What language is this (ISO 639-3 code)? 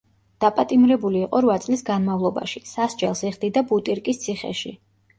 kat